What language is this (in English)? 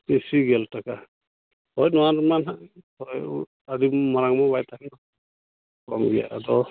Santali